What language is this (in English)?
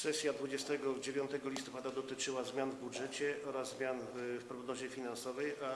Polish